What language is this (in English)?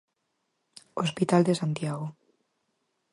Galician